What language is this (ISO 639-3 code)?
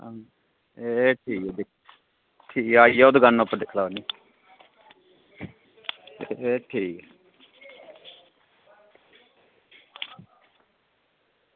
doi